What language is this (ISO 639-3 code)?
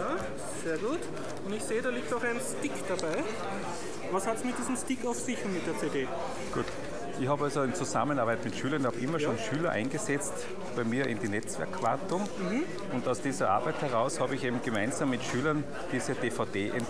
deu